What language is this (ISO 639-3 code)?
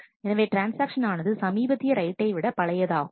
tam